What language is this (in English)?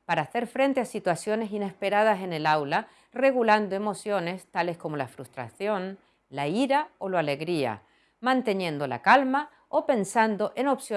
Spanish